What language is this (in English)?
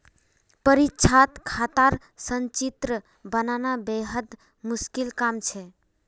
Magahi